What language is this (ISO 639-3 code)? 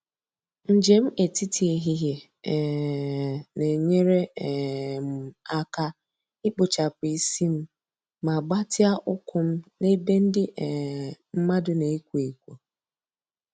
ibo